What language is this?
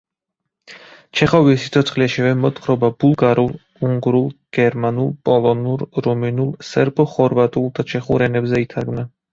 Georgian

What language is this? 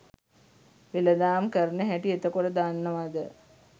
Sinhala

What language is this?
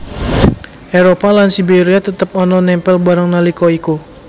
Javanese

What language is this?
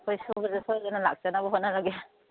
Manipuri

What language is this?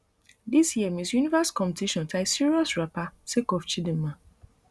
Nigerian Pidgin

